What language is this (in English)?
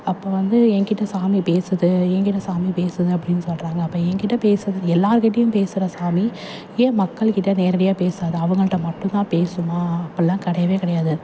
Tamil